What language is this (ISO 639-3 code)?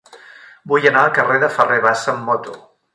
cat